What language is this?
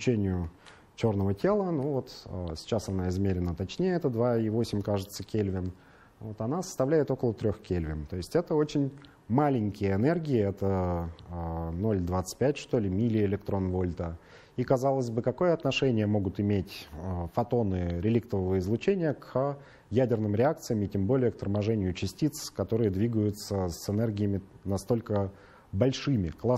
Russian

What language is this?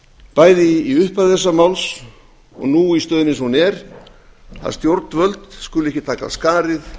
Icelandic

